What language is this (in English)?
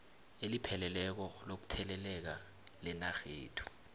South Ndebele